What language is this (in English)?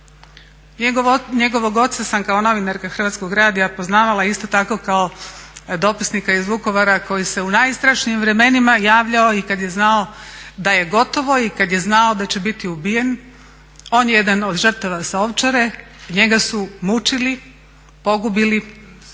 Croatian